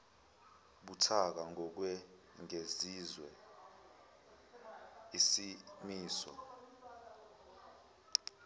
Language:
Zulu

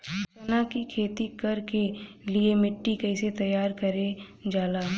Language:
Bhojpuri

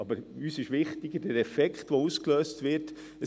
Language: Swiss German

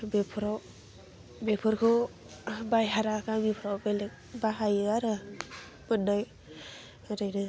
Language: Bodo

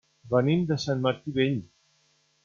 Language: Catalan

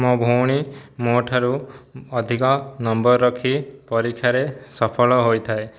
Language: Odia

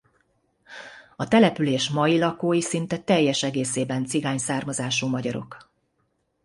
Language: Hungarian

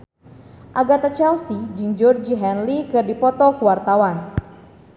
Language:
Sundanese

